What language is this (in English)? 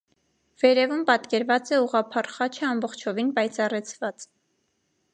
Armenian